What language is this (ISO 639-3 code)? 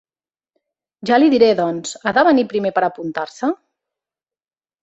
cat